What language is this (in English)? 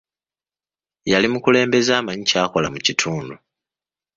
Ganda